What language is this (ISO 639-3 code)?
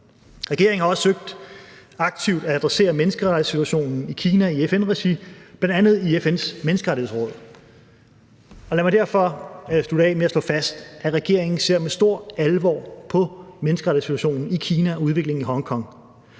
dan